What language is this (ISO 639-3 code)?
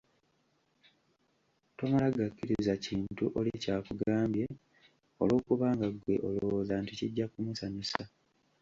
lug